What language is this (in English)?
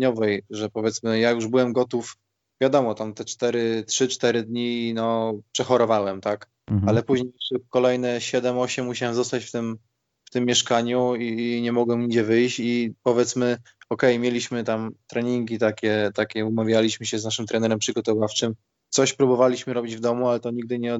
Polish